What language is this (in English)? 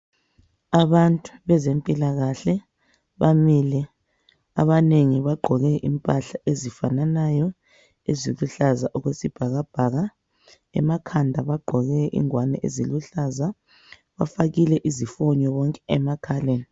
North Ndebele